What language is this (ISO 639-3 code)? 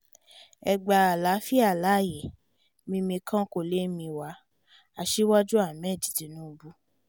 yor